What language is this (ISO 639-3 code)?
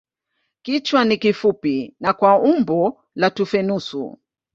swa